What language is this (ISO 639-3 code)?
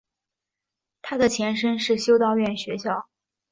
zho